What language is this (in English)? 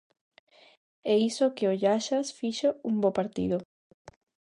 Galician